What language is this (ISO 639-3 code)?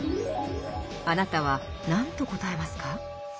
jpn